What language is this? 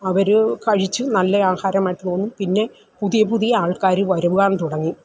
Malayalam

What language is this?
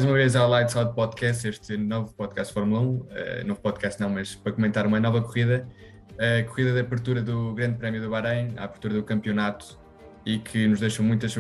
Portuguese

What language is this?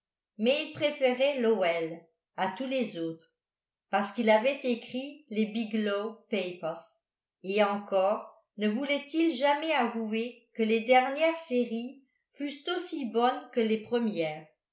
French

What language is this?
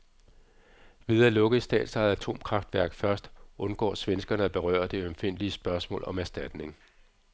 Danish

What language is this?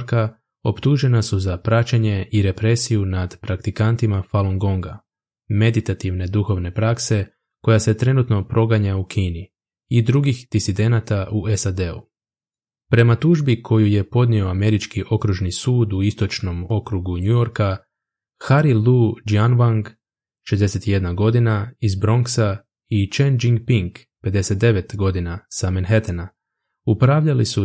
Croatian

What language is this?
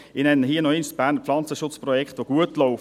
Swiss German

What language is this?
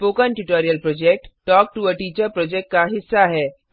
Hindi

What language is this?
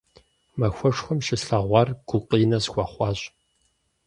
Kabardian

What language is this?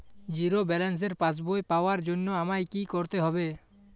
Bangla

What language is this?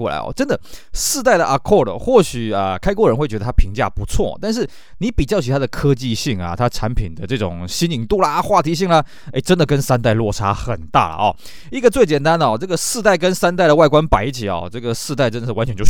Chinese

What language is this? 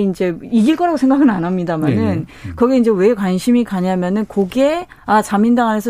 Korean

